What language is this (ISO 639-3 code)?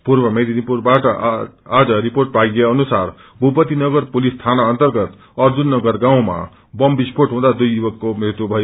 nep